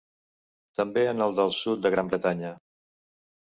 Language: Catalan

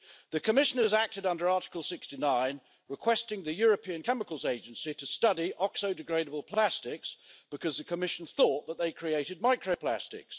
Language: English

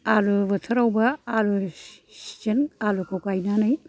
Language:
Bodo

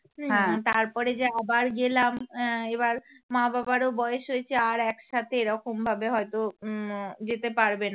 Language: Bangla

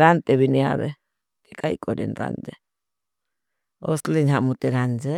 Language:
Bhili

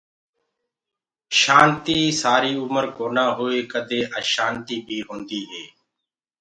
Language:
Gurgula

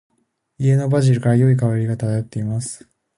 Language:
Japanese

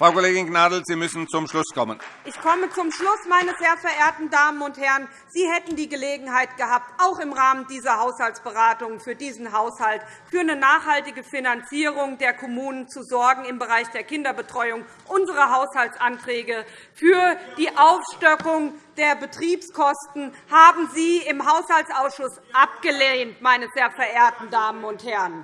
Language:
German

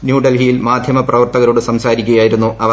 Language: Malayalam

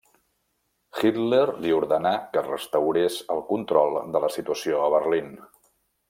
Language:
Catalan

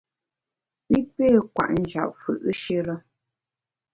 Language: Bamun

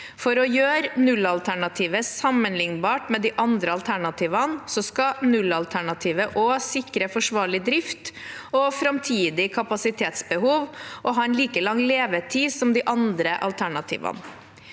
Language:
Norwegian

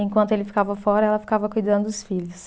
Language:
Portuguese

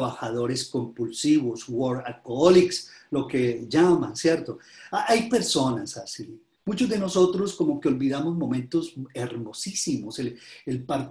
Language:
Spanish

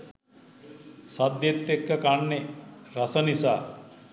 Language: Sinhala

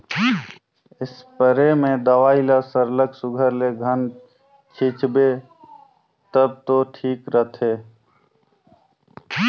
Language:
Chhattisgarhi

